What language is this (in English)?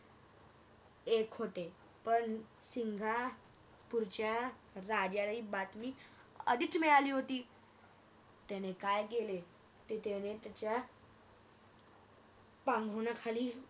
Marathi